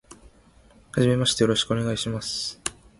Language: Japanese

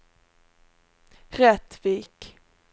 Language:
Swedish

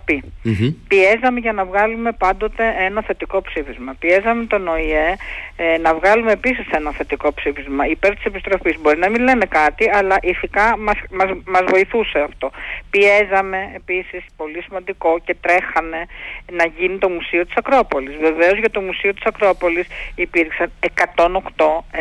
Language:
Greek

